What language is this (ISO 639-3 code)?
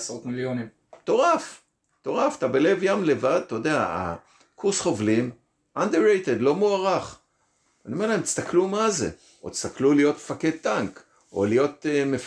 heb